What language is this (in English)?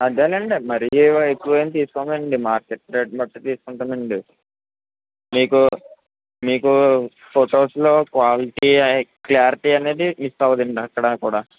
Telugu